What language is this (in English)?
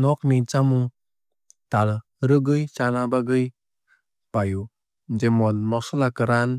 Kok Borok